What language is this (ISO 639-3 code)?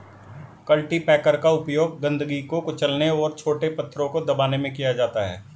hin